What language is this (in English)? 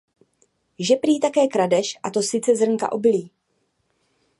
Czech